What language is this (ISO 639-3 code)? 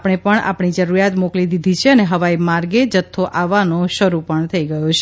guj